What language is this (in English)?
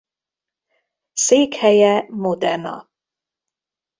Hungarian